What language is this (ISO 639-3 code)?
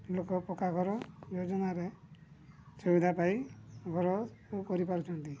ori